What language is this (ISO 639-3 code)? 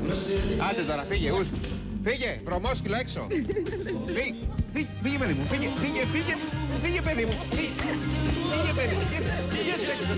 ell